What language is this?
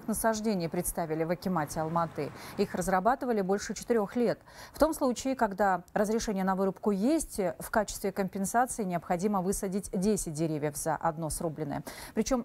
Russian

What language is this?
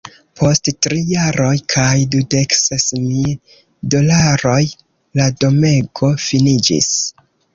Esperanto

